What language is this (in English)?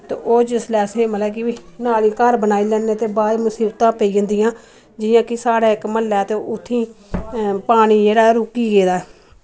Dogri